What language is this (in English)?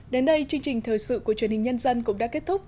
Vietnamese